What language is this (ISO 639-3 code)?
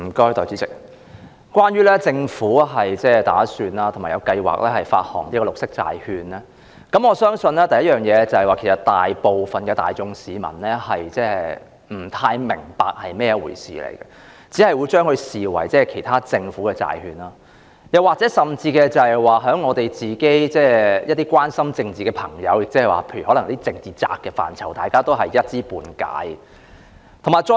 yue